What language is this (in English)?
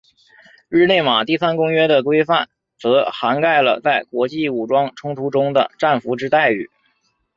Chinese